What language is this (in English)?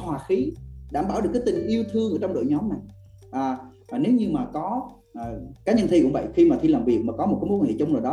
Vietnamese